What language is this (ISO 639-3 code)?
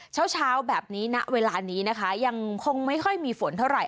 tha